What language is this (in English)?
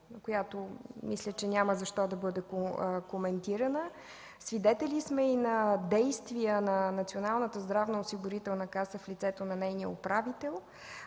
Bulgarian